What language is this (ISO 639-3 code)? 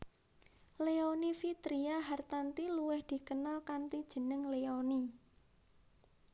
jav